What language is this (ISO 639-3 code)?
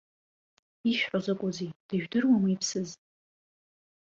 abk